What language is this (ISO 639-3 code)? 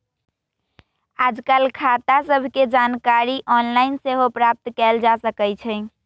mag